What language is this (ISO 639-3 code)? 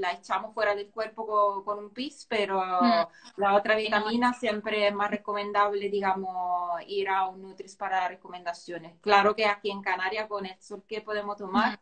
spa